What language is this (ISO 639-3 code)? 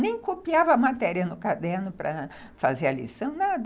por